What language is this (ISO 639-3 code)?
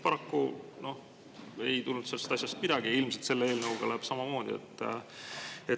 est